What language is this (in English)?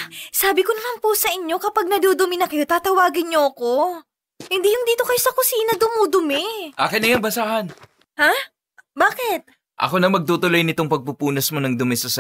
Filipino